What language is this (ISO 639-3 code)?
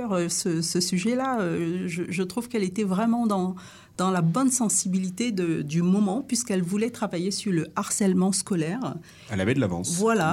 fra